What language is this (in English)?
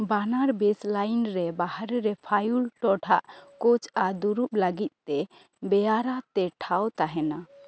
Santali